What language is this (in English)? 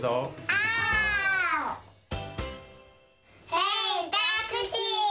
Japanese